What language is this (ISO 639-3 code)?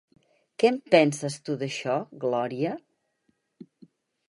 cat